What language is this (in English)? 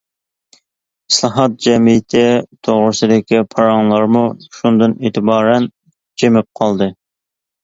Uyghur